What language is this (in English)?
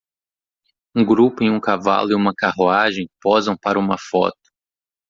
Portuguese